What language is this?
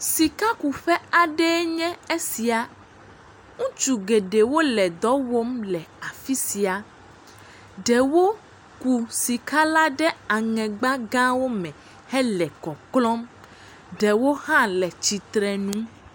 Ewe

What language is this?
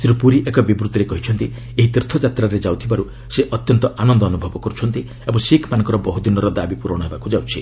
Odia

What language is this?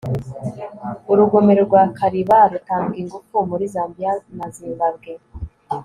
Kinyarwanda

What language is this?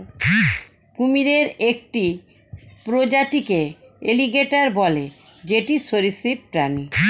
Bangla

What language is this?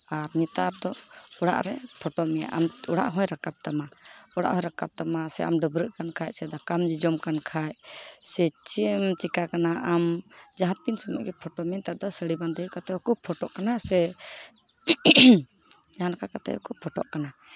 Santali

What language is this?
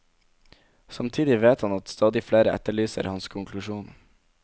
Norwegian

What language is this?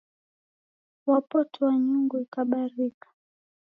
Taita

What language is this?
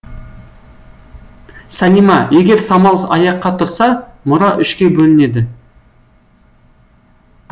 Kazakh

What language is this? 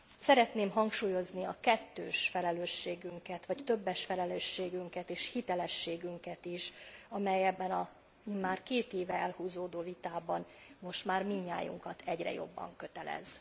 Hungarian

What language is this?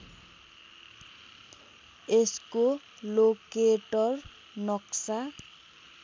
Nepali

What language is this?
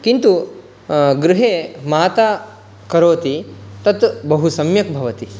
Sanskrit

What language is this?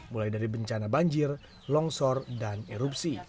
Indonesian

